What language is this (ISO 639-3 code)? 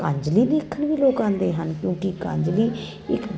pan